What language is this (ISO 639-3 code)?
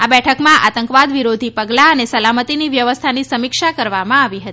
guj